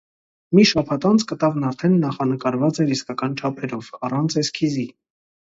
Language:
Armenian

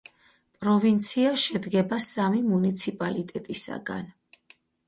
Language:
Georgian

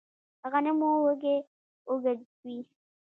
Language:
Pashto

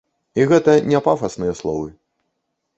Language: Belarusian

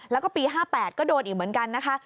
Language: Thai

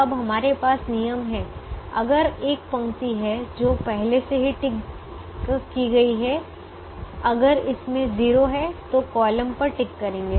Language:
Hindi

